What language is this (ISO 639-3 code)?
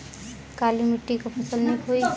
bho